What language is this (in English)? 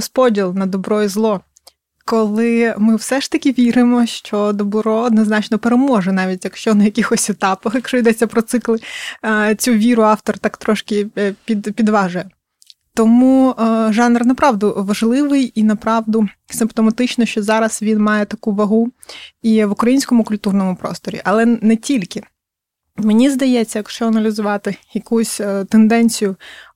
Ukrainian